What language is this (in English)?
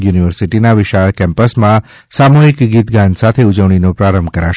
Gujarati